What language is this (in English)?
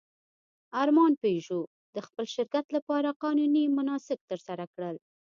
Pashto